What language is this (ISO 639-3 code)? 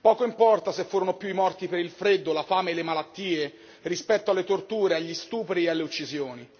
ita